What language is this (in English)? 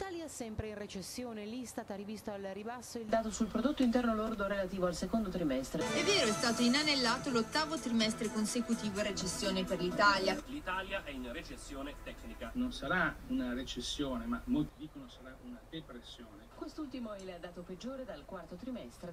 Italian